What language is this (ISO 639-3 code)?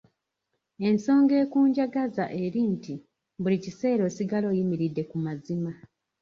lug